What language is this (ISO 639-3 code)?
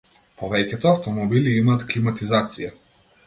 mkd